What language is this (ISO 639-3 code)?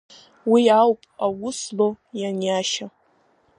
abk